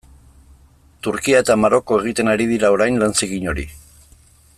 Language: Basque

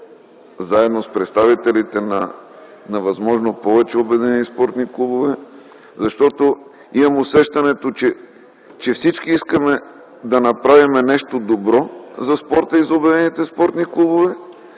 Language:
Bulgarian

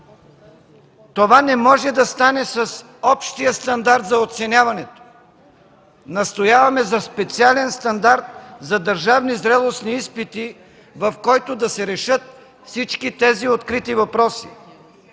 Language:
Bulgarian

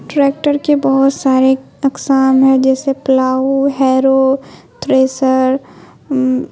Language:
Urdu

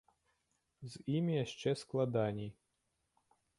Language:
Belarusian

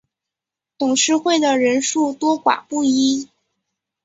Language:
Chinese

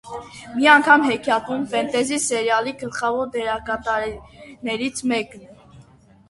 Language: Armenian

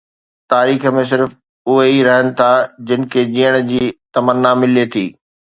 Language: Sindhi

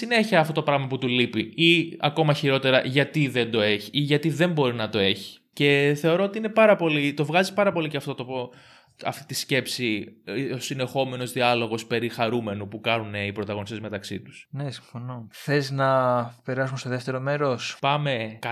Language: Greek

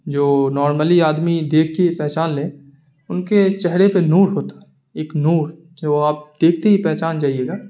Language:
Urdu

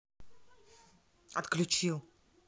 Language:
Russian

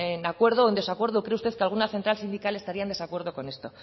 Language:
Spanish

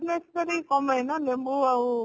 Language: Odia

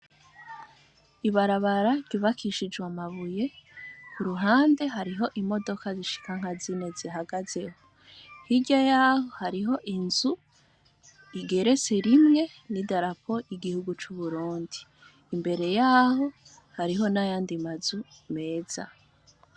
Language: Rundi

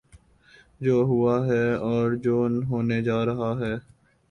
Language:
Urdu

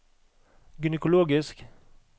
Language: Norwegian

